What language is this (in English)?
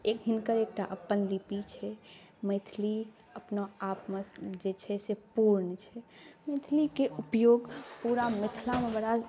Maithili